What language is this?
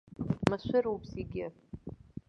Abkhazian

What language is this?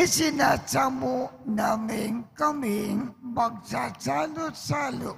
Filipino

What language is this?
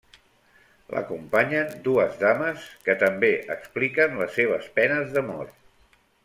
Catalan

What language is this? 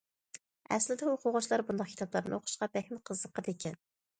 Uyghur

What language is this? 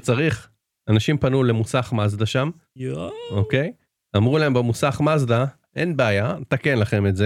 Hebrew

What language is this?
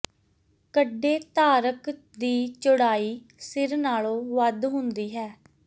Punjabi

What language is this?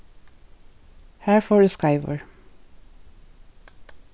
Faroese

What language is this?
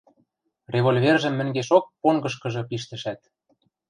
Western Mari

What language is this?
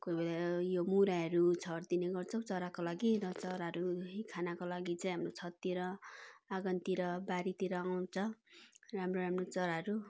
Nepali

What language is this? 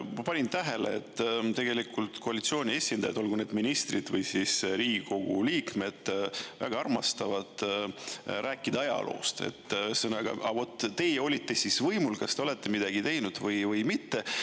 Estonian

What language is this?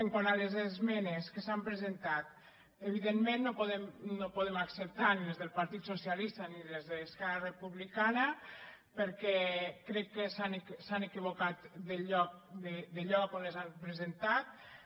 Catalan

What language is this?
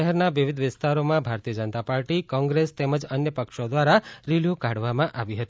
Gujarati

